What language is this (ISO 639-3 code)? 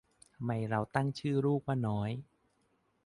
tha